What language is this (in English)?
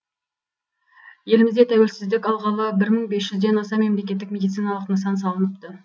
Kazakh